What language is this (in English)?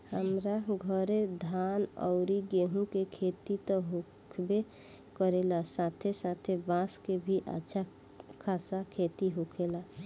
Bhojpuri